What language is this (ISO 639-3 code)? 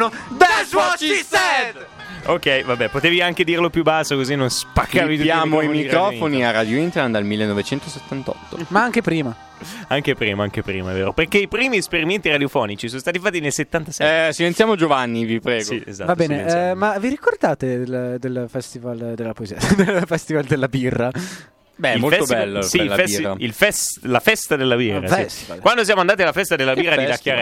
ita